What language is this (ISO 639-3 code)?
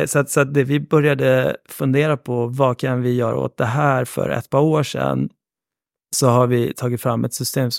swe